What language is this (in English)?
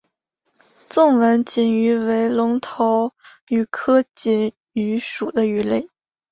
Chinese